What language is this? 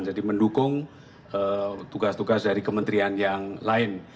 Indonesian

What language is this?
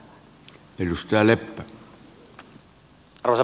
Finnish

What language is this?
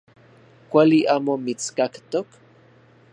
Central Puebla Nahuatl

